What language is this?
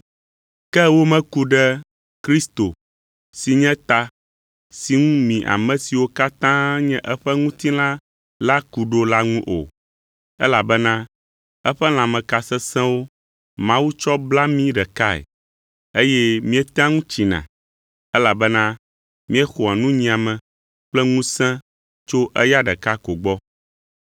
Ewe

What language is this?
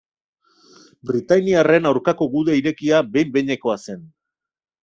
Basque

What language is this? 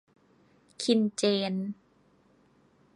Thai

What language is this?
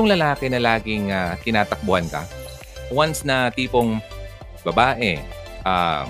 Filipino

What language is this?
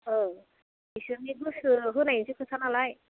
Bodo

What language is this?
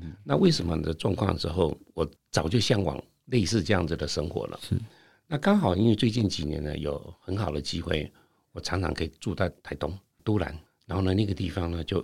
Chinese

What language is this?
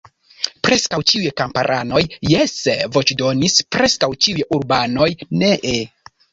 Esperanto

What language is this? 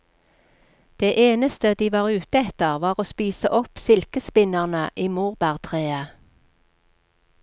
Norwegian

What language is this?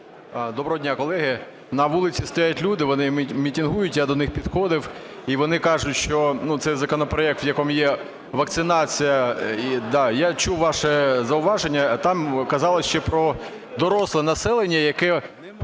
Ukrainian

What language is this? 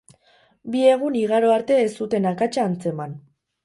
Basque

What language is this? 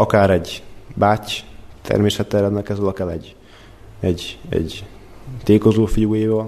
Hungarian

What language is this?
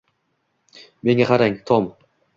Uzbek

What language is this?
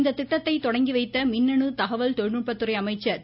Tamil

